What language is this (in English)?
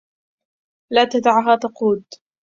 Arabic